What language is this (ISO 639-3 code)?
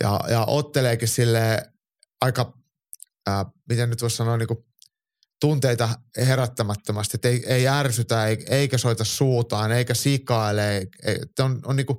fin